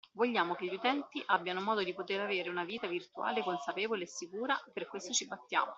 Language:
Italian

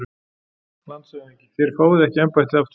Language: Icelandic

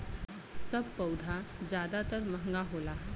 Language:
Bhojpuri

